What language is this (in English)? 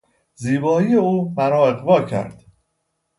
Persian